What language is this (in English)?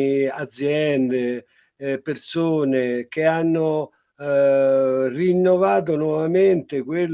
Italian